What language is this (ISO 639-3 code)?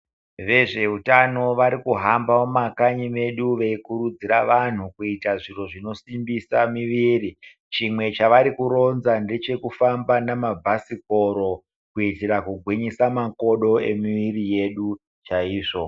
ndc